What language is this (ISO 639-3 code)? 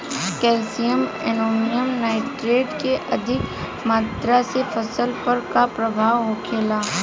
bho